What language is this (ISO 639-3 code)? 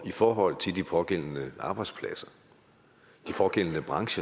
dan